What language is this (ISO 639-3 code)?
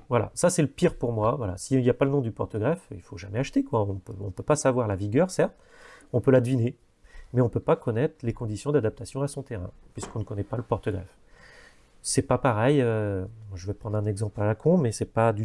fra